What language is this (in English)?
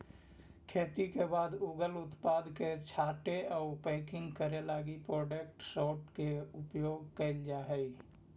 Magahi